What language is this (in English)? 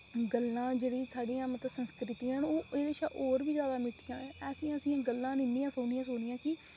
Dogri